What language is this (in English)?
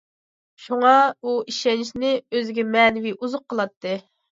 Uyghur